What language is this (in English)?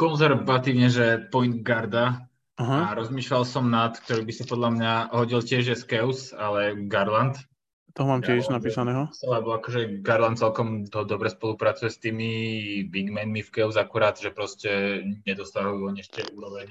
Slovak